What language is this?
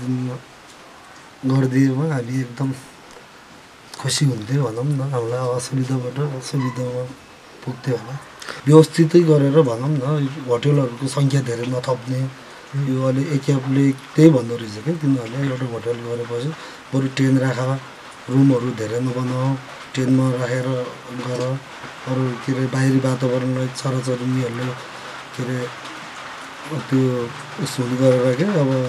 Turkish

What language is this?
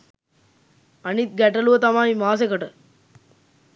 Sinhala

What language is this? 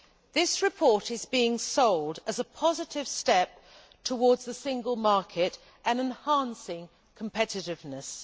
English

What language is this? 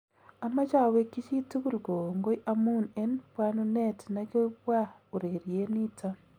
Kalenjin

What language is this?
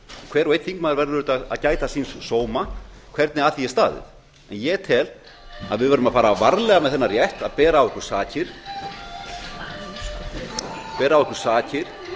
Icelandic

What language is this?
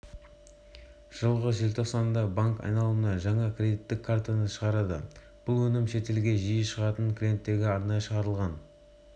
Kazakh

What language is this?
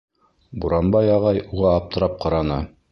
Bashkir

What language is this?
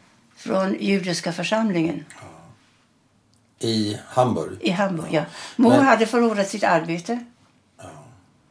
Swedish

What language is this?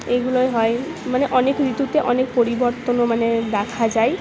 Bangla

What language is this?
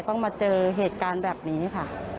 Thai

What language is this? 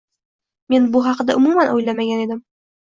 Uzbek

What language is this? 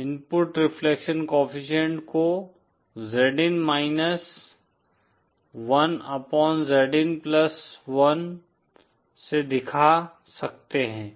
Hindi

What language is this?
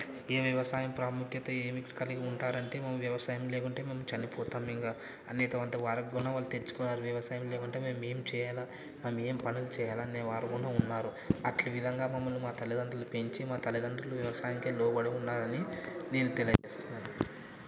Telugu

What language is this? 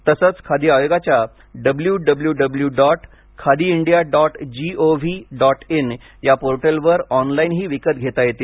Marathi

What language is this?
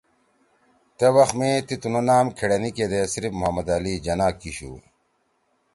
Torwali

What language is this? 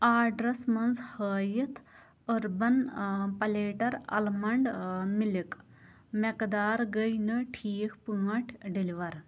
Kashmiri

